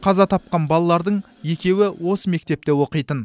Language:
Kazakh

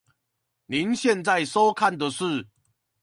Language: Chinese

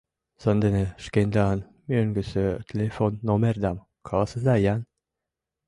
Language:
Mari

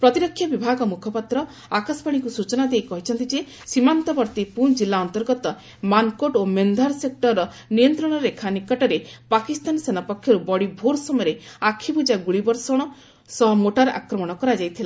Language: Odia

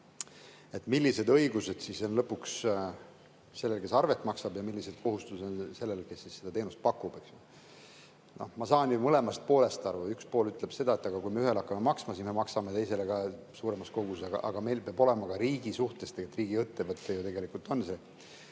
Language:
Estonian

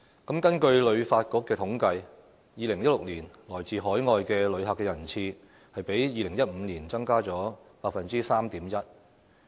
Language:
Cantonese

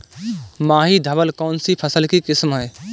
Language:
Hindi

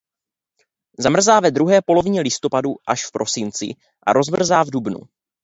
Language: Czech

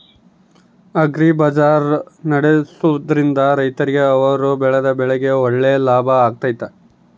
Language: Kannada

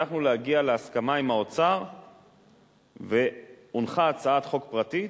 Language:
Hebrew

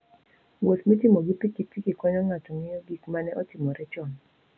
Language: Luo (Kenya and Tanzania)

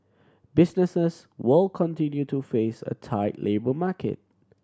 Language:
English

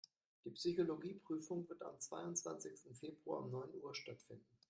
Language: German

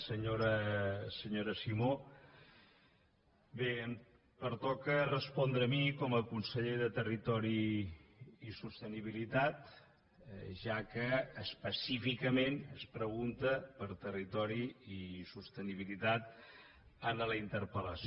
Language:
Catalan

